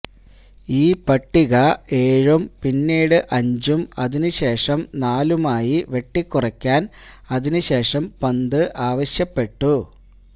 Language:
Malayalam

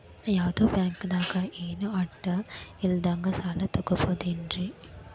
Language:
Kannada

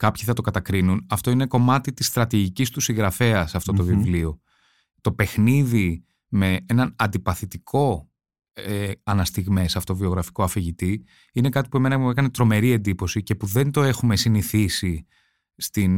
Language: Greek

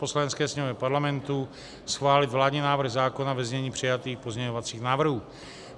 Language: Czech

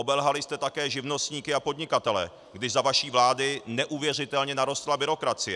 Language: Czech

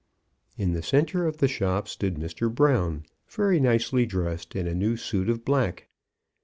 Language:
English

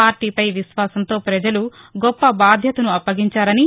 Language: Telugu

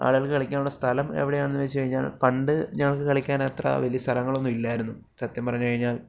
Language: Malayalam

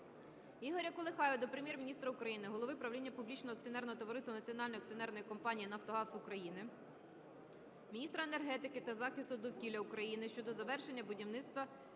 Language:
Ukrainian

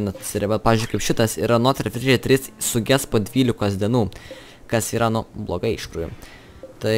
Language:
Lithuanian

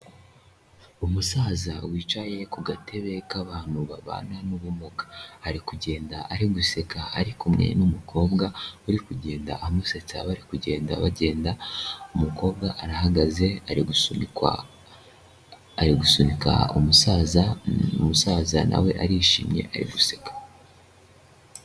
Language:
Kinyarwanda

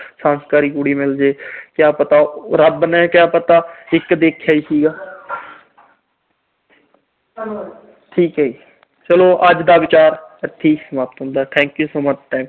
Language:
Punjabi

